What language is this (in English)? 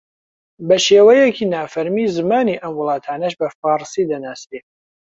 Central Kurdish